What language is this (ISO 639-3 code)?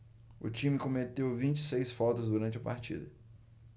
por